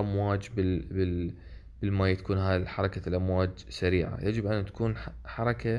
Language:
Arabic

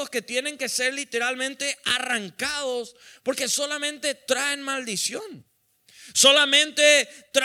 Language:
Spanish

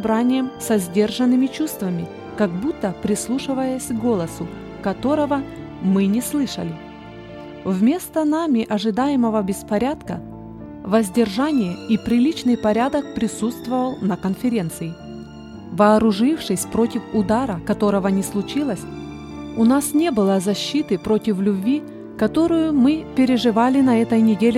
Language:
Russian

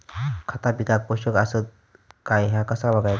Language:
Marathi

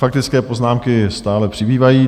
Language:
Czech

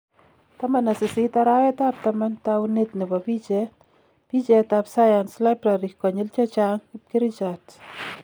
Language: Kalenjin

